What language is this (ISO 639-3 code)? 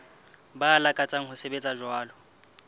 sot